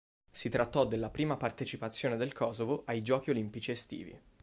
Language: Italian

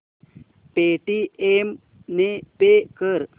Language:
Marathi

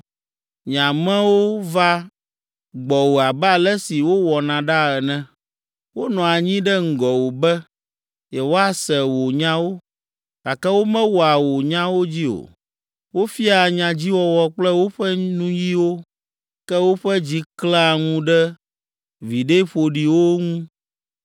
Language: Ewe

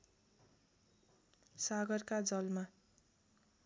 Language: Nepali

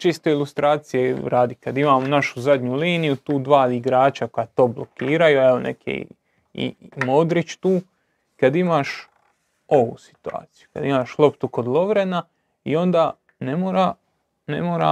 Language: Croatian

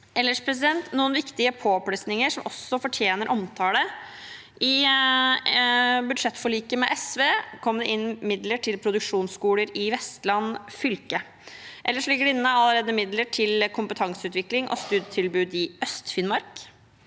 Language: Norwegian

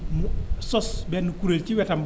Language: Wolof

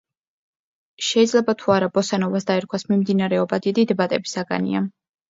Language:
Georgian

